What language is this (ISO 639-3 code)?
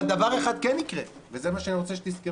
heb